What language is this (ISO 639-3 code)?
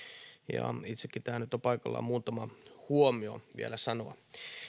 fin